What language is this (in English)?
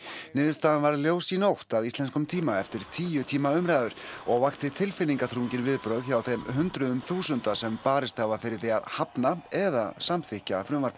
Icelandic